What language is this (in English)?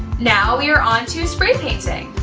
English